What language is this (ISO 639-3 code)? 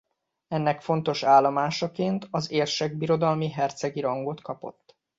hun